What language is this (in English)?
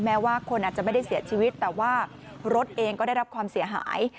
Thai